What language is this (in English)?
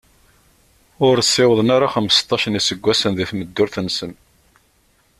Kabyle